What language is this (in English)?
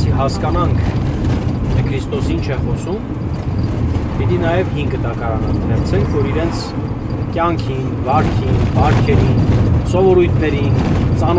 Turkish